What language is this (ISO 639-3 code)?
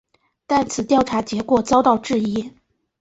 zho